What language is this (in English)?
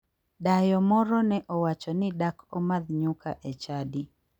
Luo (Kenya and Tanzania)